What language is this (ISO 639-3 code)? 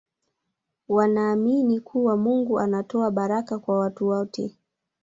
swa